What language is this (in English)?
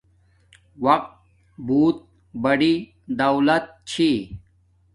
Domaaki